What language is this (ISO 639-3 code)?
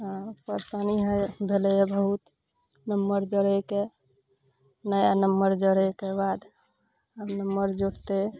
mai